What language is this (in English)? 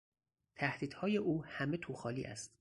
Persian